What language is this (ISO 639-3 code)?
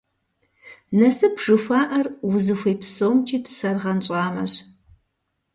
kbd